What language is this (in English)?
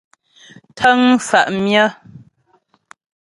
Ghomala